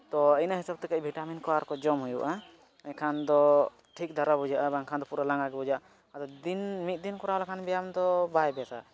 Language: Santali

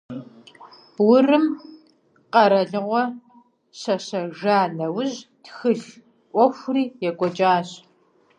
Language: Kabardian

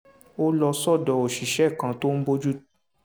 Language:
Yoruba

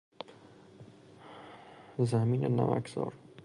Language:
Persian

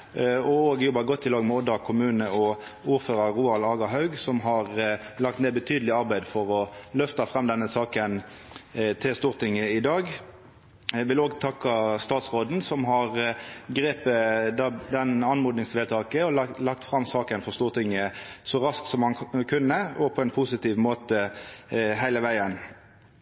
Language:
Norwegian Nynorsk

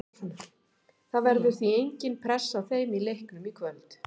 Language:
Icelandic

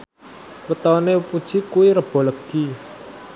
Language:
Javanese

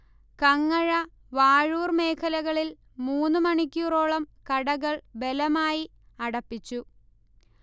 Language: Malayalam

